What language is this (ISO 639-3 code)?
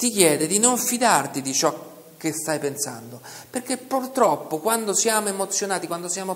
ita